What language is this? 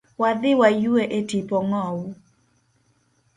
Luo (Kenya and Tanzania)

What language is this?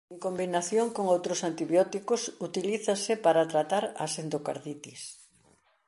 Galician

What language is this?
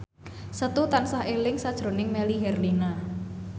Javanese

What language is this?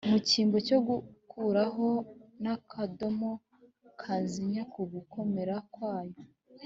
Kinyarwanda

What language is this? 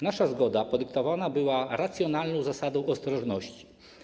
Polish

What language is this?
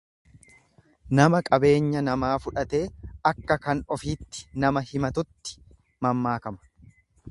Oromo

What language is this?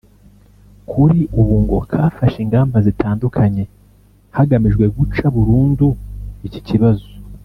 Kinyarwanda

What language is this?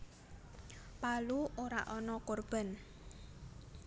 Javanese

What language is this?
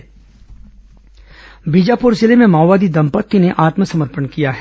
Hindi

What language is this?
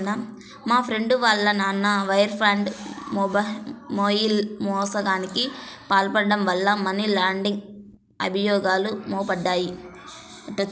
Telugu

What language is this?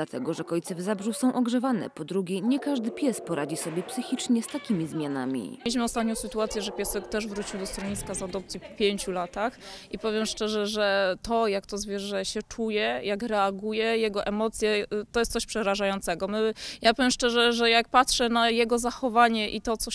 Polish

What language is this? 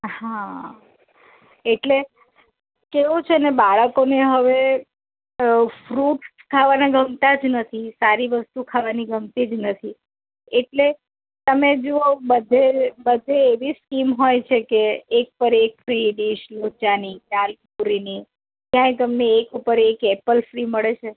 Gujarati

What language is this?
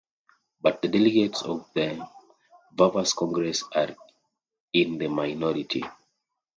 English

